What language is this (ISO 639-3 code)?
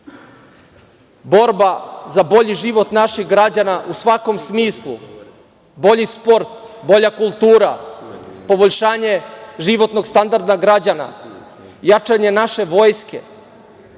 srp